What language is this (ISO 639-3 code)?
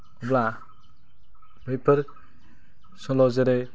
brx